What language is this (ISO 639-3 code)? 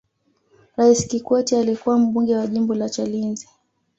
swa